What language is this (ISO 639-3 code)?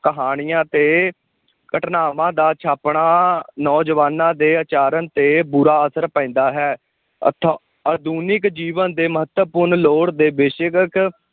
pan